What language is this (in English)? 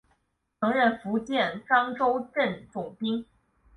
Chinese